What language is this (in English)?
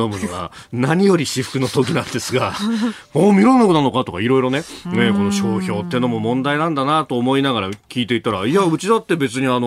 Japanese